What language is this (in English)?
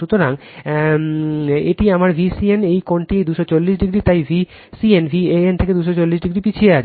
Bangla